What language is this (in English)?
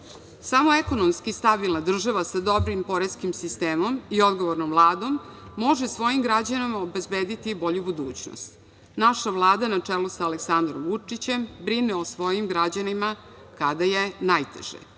Serbian